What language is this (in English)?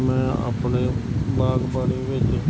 Punjabi